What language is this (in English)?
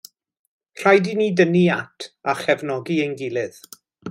Welsh